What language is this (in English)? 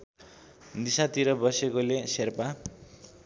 Nepali